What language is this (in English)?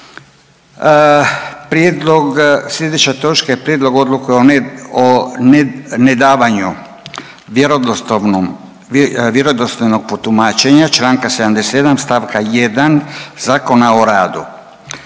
Croatian